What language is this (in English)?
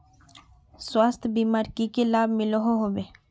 Magahi